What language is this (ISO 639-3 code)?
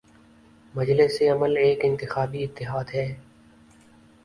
urd